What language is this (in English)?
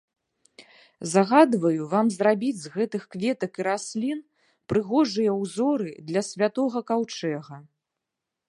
Belarusian